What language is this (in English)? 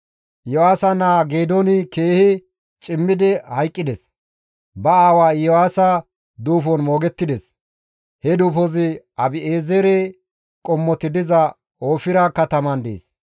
Gamo